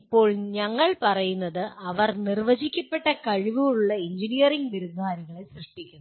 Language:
Malayalam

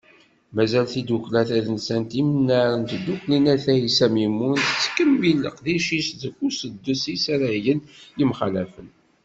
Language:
Kabyle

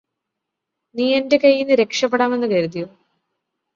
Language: Malayalam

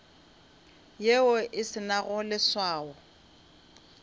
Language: Northern Sotho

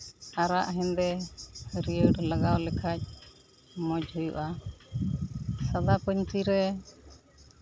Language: Santali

